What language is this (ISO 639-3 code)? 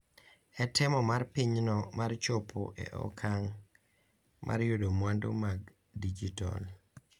luo